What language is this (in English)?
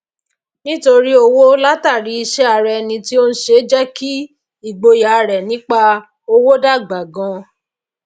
Yoruba